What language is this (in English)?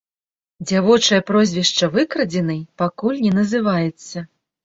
Belarusian